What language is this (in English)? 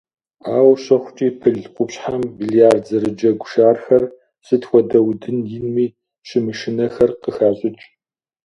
Kabardian